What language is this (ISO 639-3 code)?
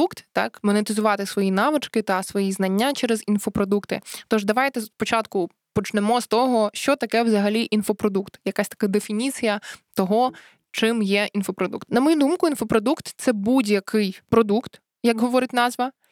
ukr